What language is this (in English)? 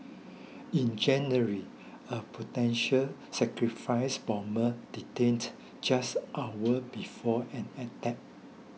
English